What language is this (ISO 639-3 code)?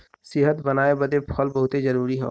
bho